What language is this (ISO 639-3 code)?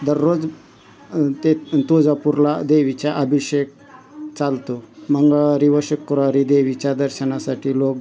mar